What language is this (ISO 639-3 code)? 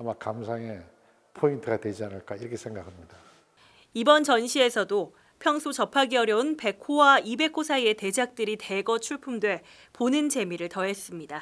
kor